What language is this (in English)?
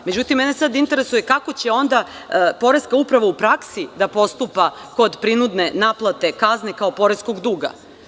Serbian